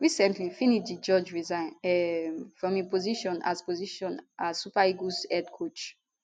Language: Nigerian Pidgin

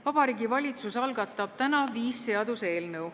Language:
Estonian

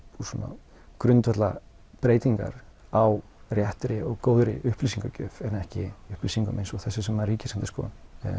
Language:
Icelandic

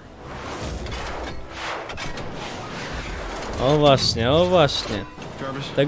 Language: Polish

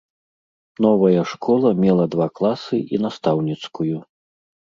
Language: Belarusian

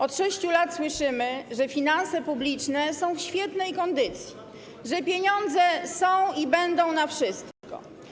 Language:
Polish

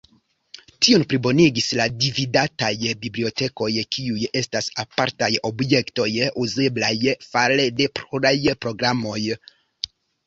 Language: Esperanto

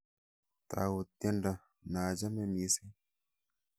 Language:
Kalenjin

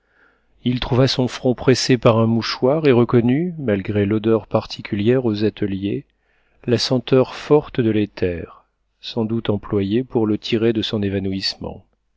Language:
French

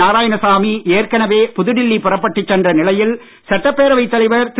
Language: Tamil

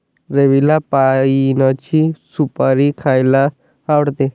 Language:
Marathi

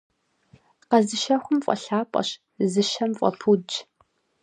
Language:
Kabardian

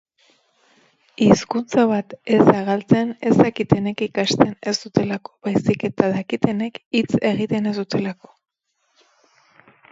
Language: Basque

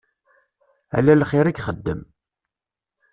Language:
Kabyle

